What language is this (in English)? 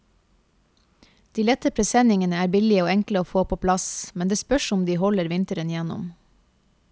Norwegian